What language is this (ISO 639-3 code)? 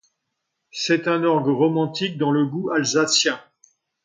fra